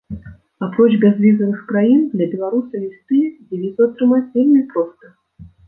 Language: Belarusian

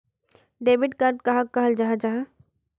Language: Magahi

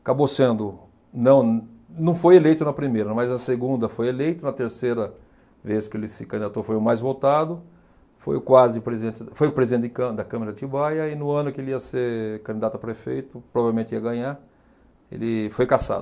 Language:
Portuguese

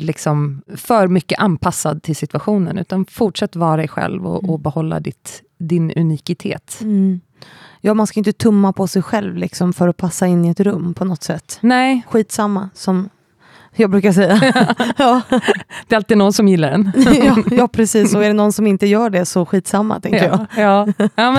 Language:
Swedish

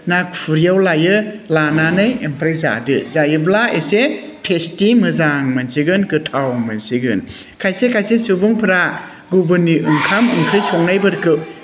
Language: Bodo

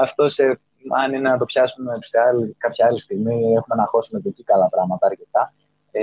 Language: Greek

